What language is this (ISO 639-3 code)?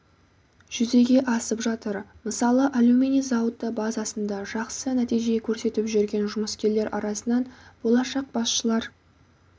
kaz